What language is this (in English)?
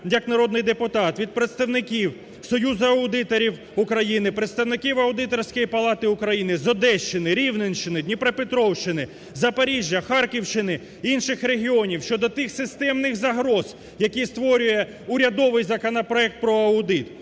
Ukrainian